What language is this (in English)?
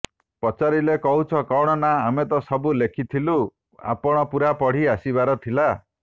Odia